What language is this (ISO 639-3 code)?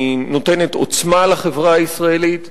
heb